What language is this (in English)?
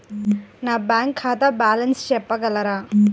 Telugu